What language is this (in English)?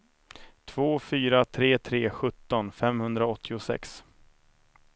Swedish